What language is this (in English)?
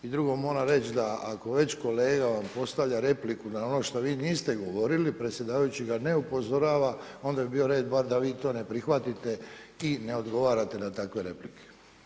Croatian